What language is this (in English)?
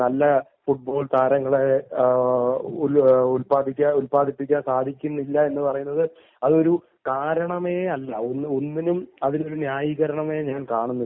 Malayalam